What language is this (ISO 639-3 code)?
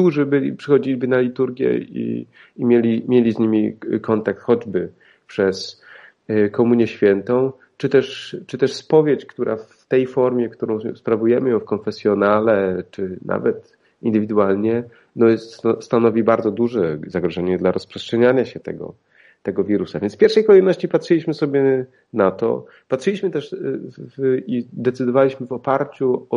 pol